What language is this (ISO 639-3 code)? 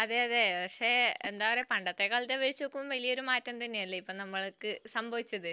mal